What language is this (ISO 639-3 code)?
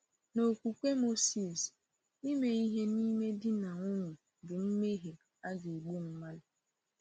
ibo